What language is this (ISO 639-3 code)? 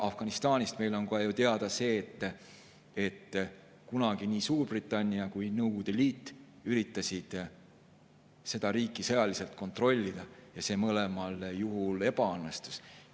est